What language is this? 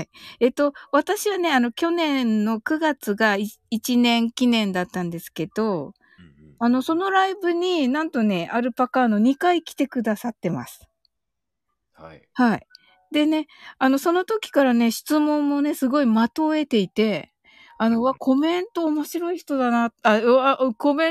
Japanese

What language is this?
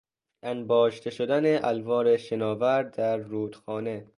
Persian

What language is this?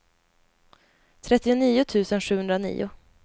Swedish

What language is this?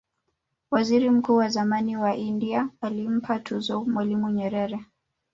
Swahili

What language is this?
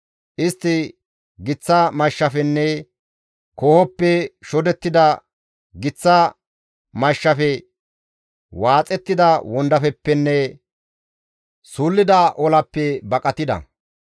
Gamo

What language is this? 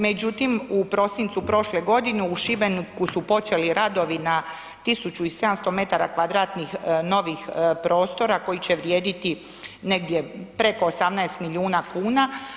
Croatian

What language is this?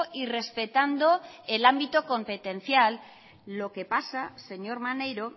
Spanish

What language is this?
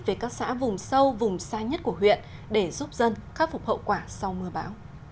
Vietnamese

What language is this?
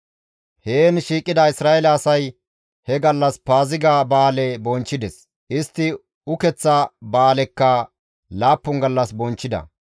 Gamo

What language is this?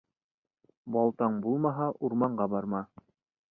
Bashkir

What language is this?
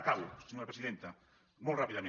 Catalan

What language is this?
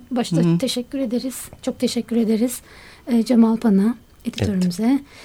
Turkish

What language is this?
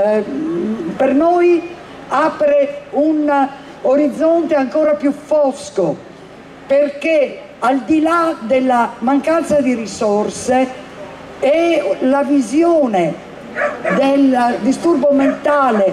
Italian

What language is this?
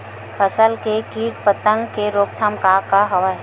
Chhattisgarhi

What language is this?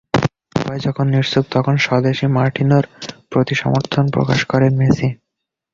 Bangla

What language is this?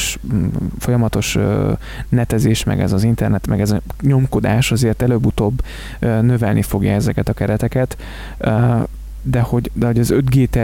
Hungarian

